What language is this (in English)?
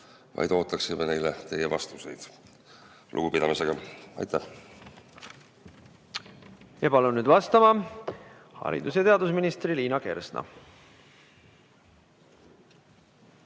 Estonian